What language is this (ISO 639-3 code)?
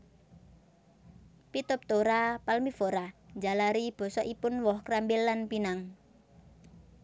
jav